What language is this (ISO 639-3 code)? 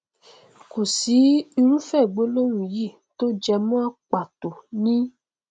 yor